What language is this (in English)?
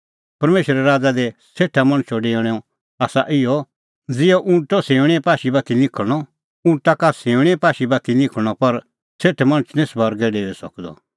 Kullu Pahari